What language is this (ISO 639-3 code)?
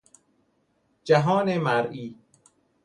fas